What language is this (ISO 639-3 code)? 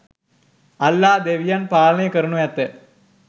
sin